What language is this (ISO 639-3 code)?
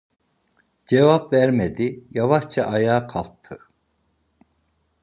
tur